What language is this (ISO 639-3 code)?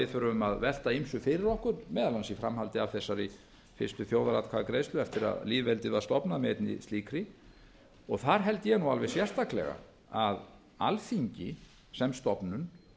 isl